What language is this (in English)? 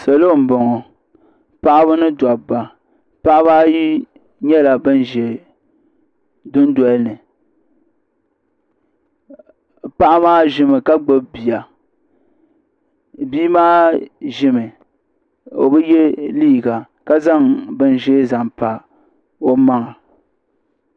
Dagbani